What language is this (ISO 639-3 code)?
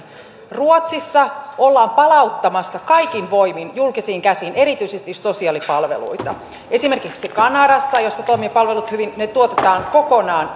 fin